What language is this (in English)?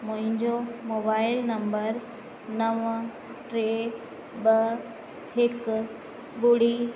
Sindhi